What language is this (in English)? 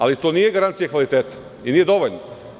Serbian